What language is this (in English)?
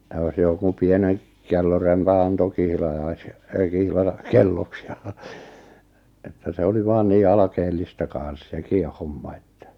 Finnish